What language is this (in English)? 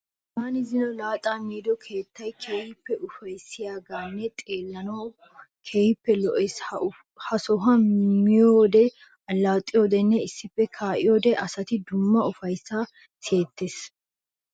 Wolaytta